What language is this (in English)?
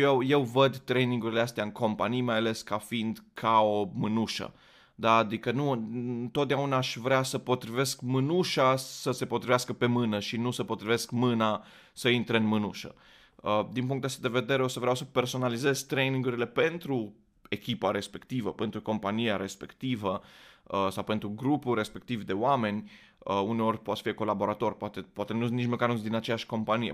Romanian